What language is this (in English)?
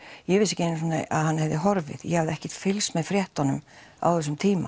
Icelandic